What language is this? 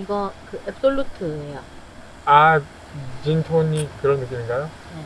Korean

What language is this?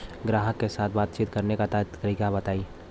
Bhojpuri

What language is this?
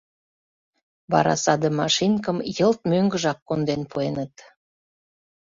Mari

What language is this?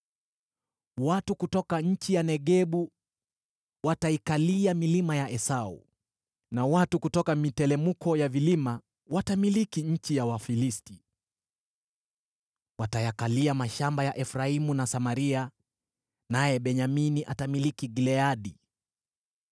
Swahili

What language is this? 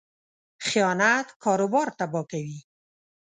Pashto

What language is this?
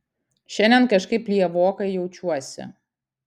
Lithuanian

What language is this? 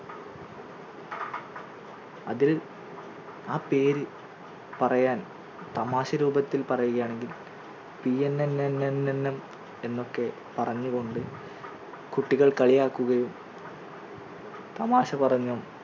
Malayalam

